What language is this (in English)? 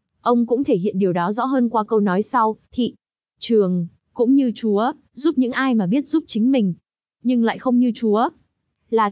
Vietnamese